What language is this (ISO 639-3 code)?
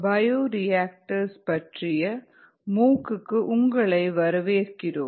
tam